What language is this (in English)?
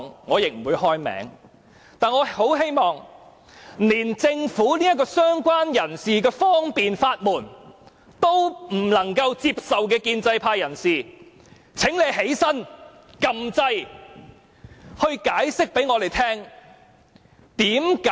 Cantonese